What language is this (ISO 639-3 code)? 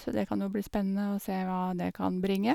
nor